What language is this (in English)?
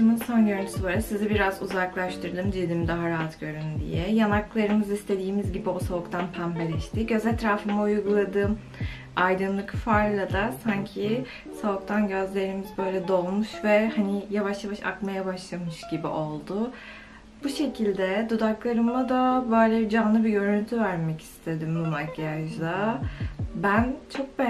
Turkish